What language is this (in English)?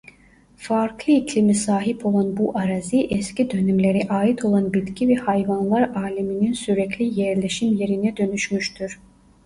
Turkish